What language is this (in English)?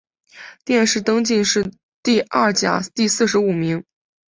Chinese